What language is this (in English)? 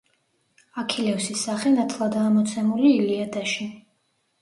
Georgian